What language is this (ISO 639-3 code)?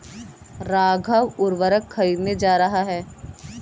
hin